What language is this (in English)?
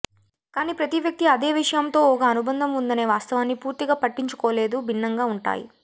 Telugu